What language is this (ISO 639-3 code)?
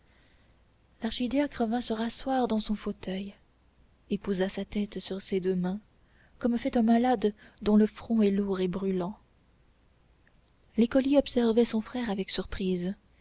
fra